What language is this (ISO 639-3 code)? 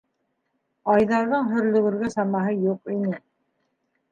bak